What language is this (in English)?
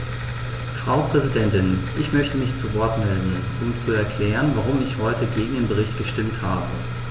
German